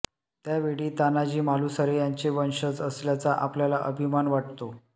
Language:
Marathi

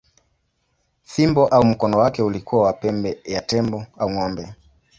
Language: Swahili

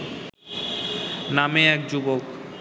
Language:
Bangla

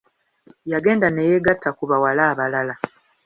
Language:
Ganda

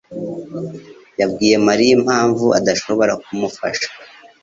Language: Kinyarwanda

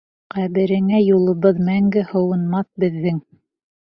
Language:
Bashkir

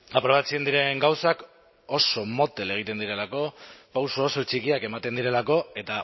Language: Basque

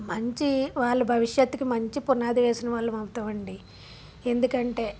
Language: Telugu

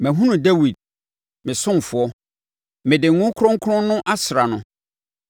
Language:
Akan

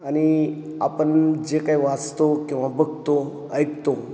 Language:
Marathi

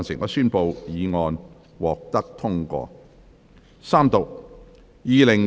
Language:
Cantonese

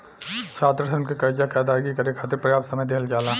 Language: Bhojpuri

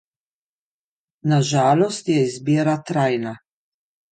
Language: Slovenian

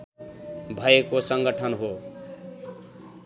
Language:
Nepali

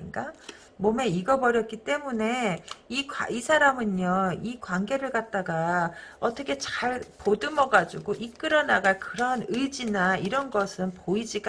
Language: Korean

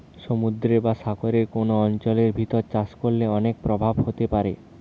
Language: Bangla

